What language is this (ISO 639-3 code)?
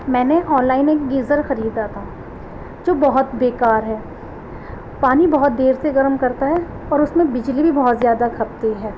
urd